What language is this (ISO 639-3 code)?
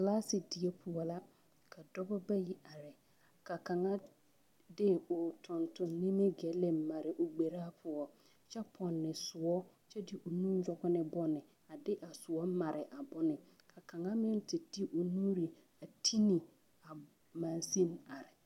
dga